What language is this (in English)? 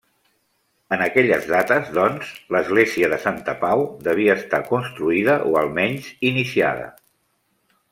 Catalan